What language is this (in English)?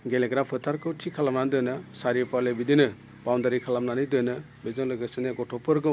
Bodo